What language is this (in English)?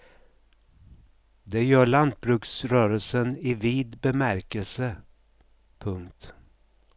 Swedish